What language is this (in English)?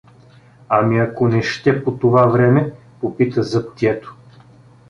Bulgarian